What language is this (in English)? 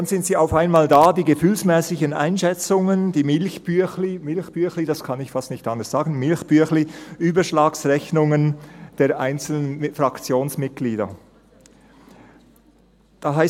Swiss German